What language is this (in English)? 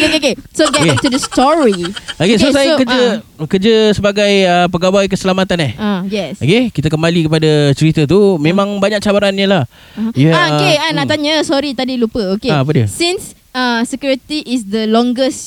Malay